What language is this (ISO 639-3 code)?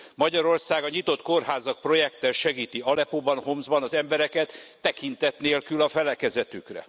hun